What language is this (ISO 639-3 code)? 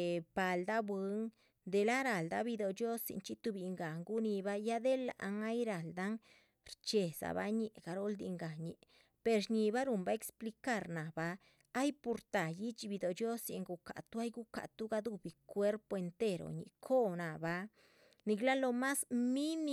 zpv